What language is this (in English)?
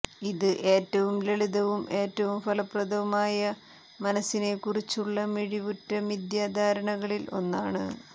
Malayalam